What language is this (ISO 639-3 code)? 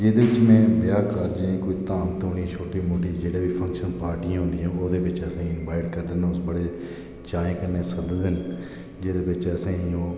doi